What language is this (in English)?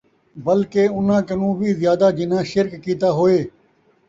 Saraiki